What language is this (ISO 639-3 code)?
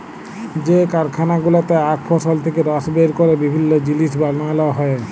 ben